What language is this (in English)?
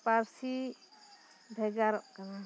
Santali